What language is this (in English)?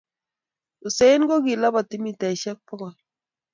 Kalenjin